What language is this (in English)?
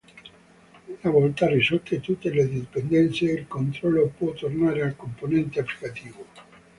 Italian